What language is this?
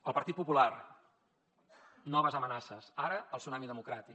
Catalan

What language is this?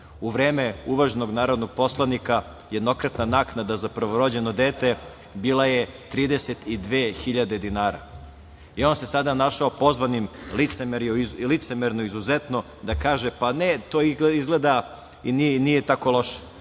Serbian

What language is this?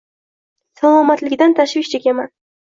Uzbek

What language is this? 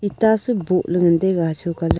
Wancho Naga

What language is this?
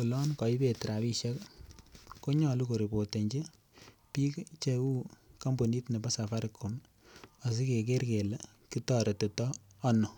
Kalenjin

